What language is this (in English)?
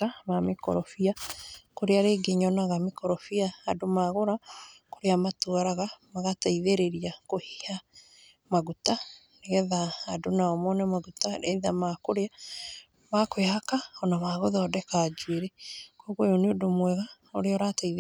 Kikuyu